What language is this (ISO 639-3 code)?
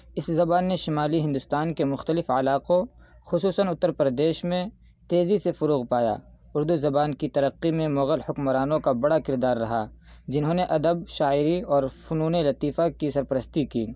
urd